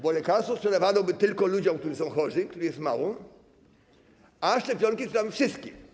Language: Polish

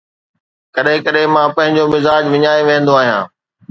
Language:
Sindhi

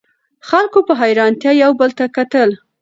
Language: Pashto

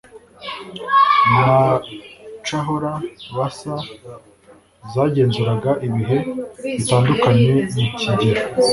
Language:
Kinyarwanda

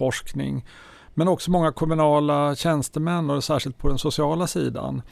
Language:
Swedish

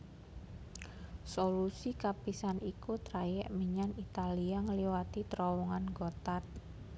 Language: Javanese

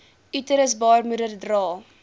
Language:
Afrikaans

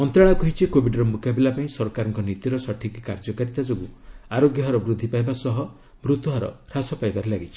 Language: Odia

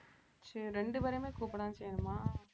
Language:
Tamil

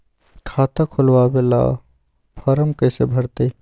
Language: Magahi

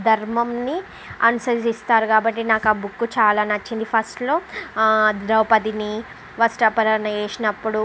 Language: Telugu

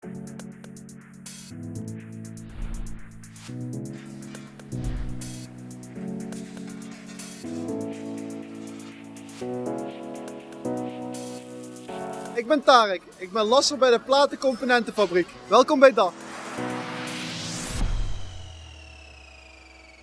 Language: Dutch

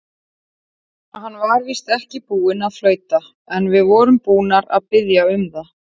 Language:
Icelandic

